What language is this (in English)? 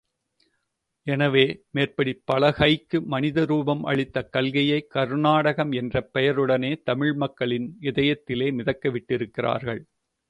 Tamil